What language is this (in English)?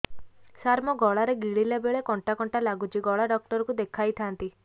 Odia